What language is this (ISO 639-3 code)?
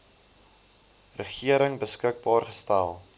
afr